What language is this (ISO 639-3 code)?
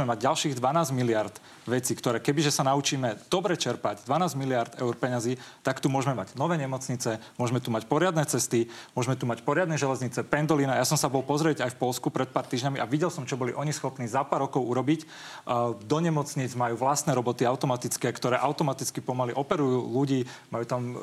slk